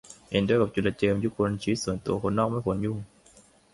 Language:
Thai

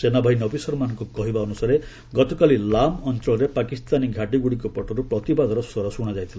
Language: Odia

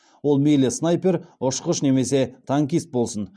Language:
Kazakh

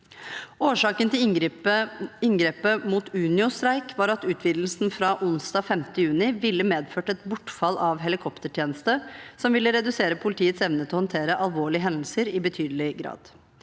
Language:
Norwegian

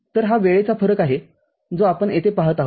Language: Marathi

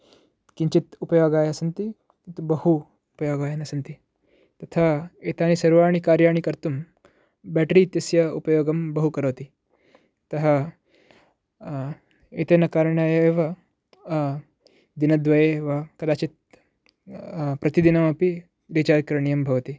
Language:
Sanskrit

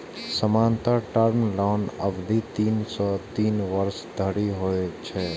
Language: Maithili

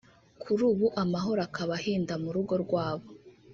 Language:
Kinyarwanda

